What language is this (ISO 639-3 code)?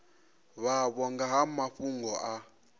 ven